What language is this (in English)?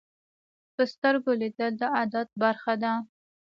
Pashto